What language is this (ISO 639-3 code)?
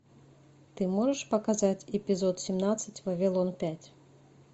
rus